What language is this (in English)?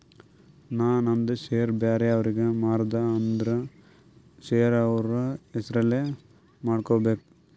Kannada